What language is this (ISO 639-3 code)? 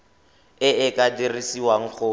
tsn